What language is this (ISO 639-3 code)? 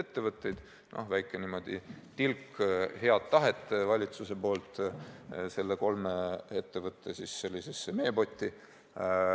est